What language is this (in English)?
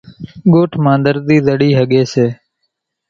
Kachi Koli